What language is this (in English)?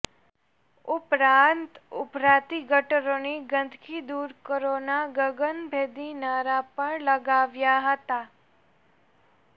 Gujarati